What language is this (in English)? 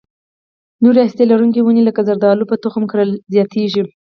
Pashto